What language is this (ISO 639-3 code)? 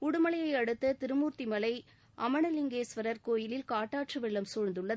tam